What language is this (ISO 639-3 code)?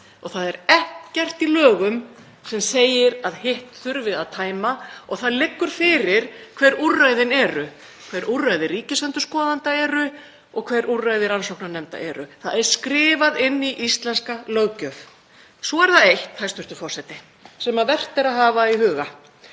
isl